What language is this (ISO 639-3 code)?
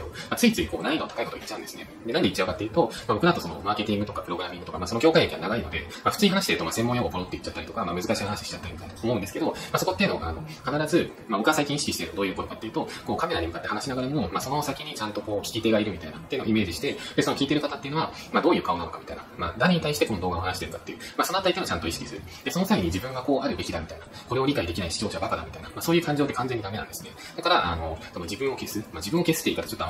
jpn